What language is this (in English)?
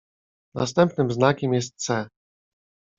Polish